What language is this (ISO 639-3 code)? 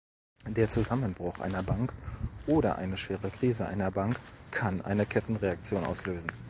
deu